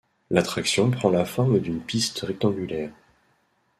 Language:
French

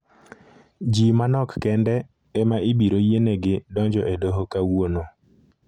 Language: Luo (Kenya and Tanzania)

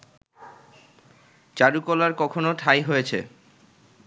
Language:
Bangla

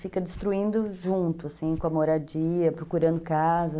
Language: Portuguese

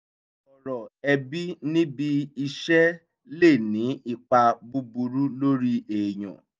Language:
Yoruba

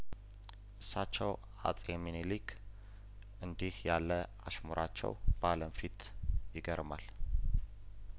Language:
Amharic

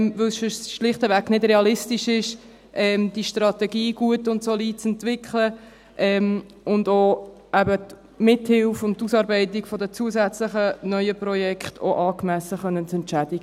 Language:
Swiss German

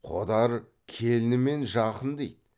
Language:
Kazakh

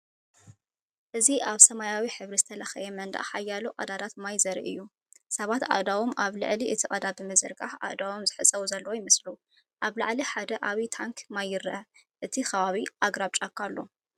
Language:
Tigrinya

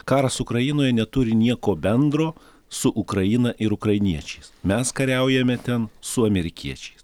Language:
Lithuanian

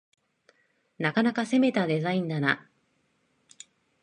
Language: Japanese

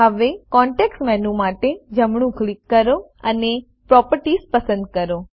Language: Gujarati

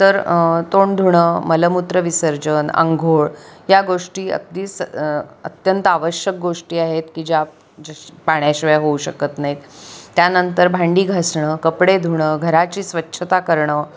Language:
Marathi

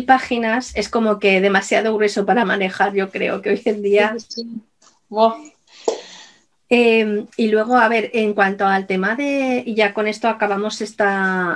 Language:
Spanish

